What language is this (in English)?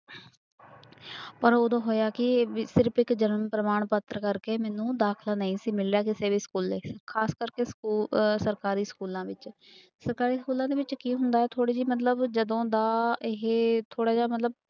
Punjabi